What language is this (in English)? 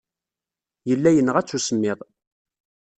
Kabyle